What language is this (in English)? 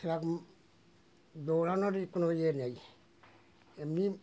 Bangla